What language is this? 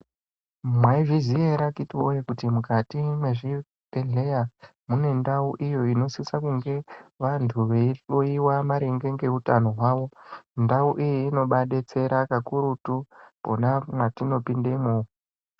Ndau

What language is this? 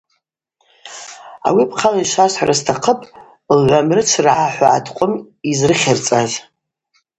Abaza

